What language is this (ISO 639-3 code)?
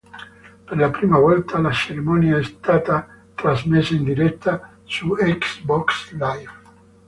ita